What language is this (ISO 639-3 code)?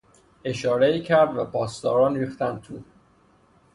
fas